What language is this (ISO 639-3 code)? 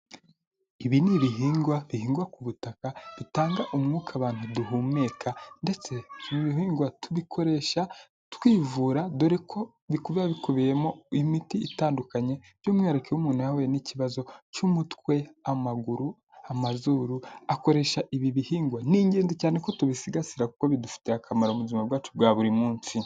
kin